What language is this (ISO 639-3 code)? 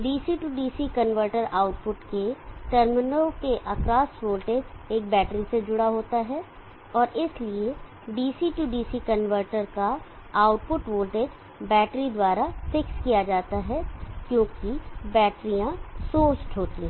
hin